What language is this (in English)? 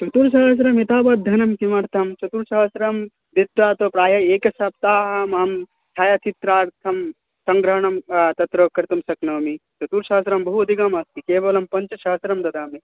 Sanskrit